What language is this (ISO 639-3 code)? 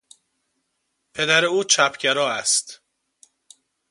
fas